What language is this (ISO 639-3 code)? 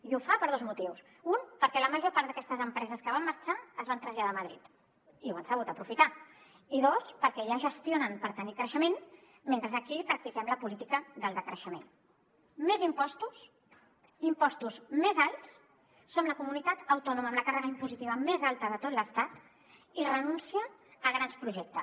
cat